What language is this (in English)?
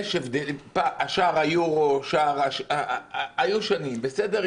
Hebrew